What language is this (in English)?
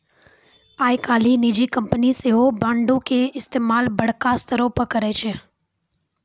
Maithili